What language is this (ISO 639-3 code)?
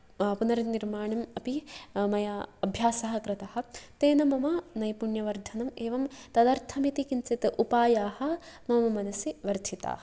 san